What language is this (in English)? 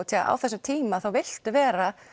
Icelandic